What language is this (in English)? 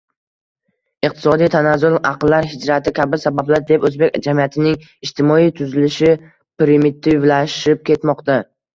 Uzbek